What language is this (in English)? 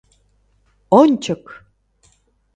Mari